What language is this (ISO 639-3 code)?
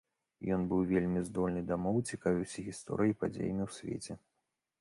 bel